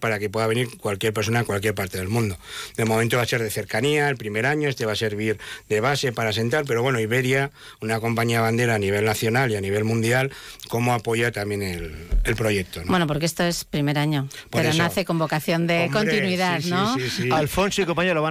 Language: Spanish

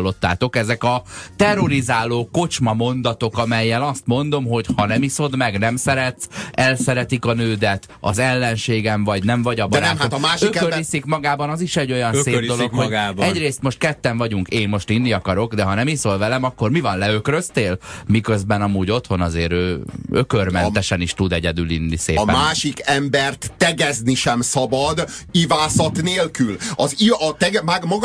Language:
Hungarian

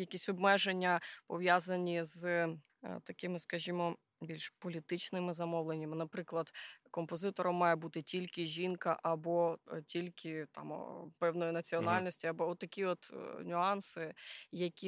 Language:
Ukrainian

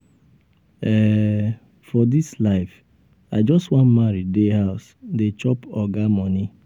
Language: Nigerian Pidgin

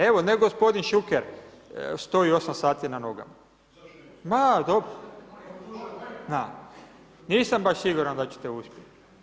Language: Croatian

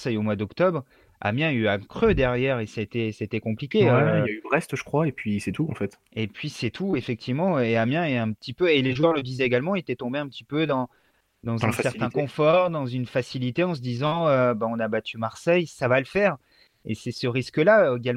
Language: French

